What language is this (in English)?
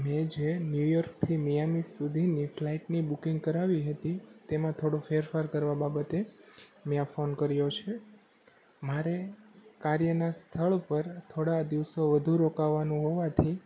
Gujarati